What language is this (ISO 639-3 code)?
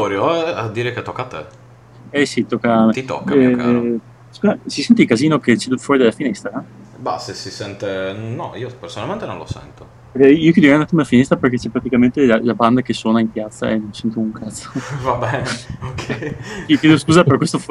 ita